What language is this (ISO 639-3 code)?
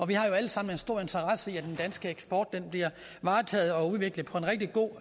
dan